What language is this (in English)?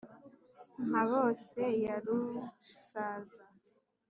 Kinyarwanda